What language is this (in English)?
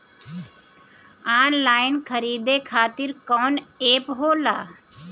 Bhojpuri